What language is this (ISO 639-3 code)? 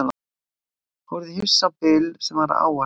isl